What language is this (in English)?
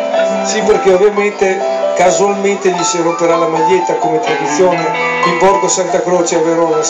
Italian